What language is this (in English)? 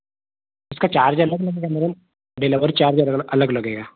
Hindi